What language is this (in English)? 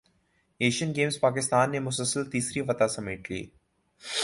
Urdu